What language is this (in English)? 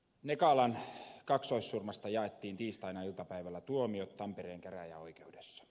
Finnish